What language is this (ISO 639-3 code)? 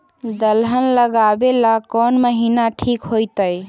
mag